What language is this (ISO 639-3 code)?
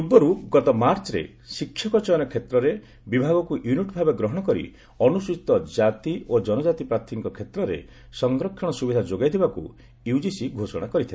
ori